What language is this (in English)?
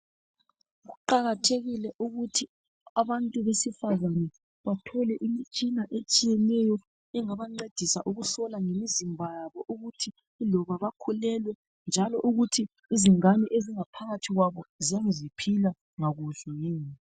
North Ndebele